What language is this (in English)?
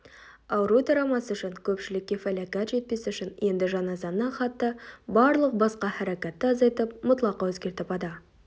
Kazakh